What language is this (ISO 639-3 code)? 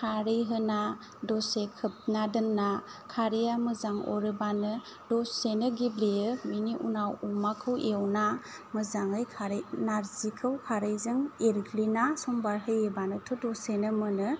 brx